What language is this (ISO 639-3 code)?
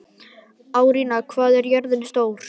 isl